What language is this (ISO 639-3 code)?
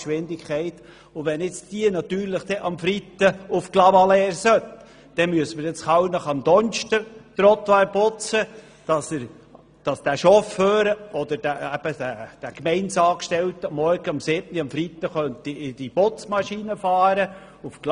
gsw